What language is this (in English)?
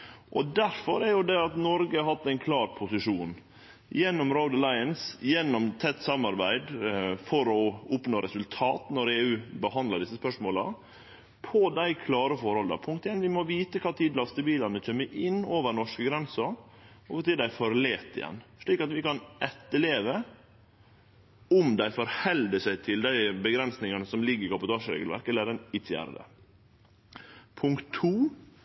Norwegian Nynorsk